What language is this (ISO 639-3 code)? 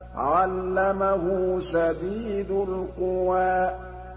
ara